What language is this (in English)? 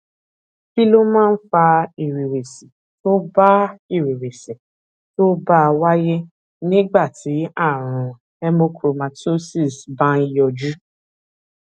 Yoruba